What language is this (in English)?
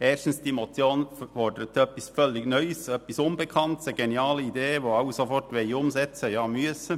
Swiss German